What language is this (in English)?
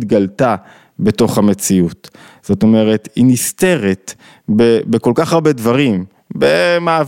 Hebrew